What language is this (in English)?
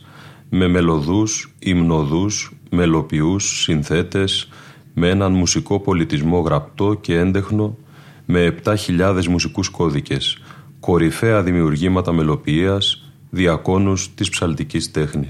Greek